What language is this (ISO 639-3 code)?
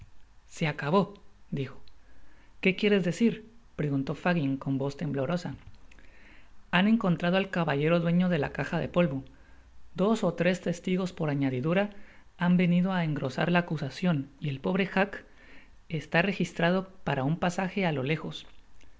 spa